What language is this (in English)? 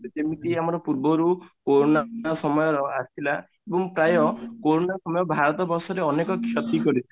Odia